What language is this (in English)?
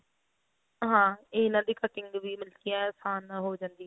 Punjabi